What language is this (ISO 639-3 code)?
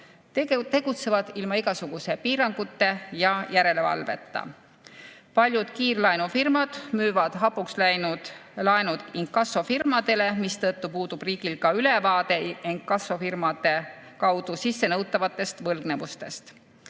est